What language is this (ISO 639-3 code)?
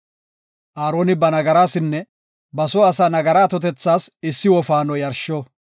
gof